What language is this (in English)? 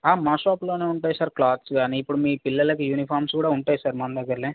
Telugu